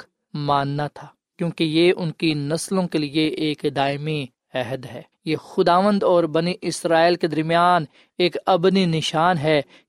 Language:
Urdu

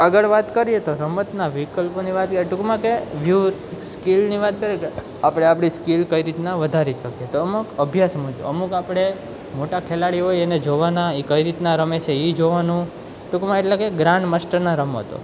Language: Gujarati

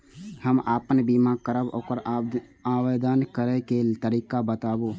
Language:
Maithili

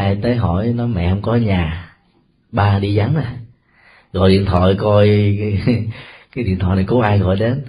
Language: Vietnamese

